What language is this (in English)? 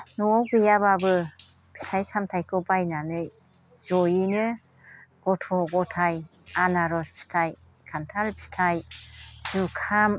Bodo